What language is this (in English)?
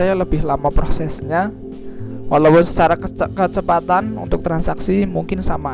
Indonesian